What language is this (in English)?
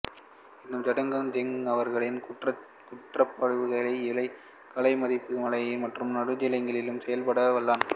Tamil